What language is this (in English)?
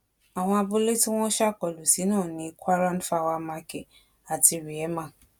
Yoruba